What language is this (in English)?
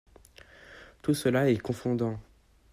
French